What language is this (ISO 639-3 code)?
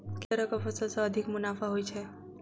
mai